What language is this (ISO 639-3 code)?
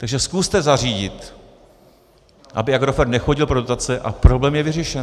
ces